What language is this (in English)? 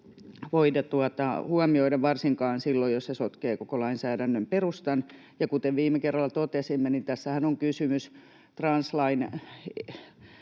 Finnish